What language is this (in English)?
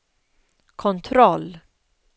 Swedish